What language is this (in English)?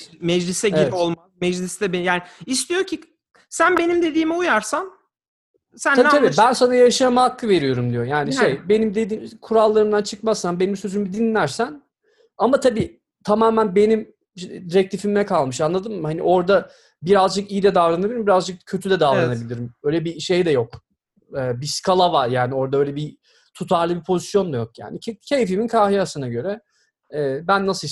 Turkish